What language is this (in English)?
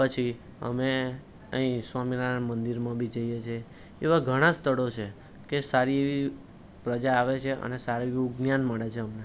Gujarati